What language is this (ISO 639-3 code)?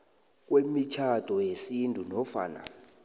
nbl